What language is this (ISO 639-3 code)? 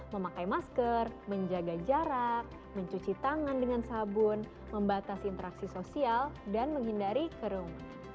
ind